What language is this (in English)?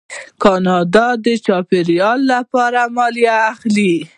Pashto